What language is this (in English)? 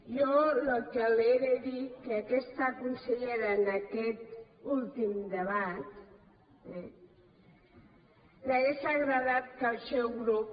Catalan